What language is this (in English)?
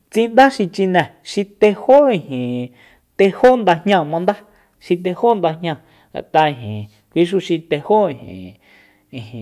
Soyaltepec Mazatec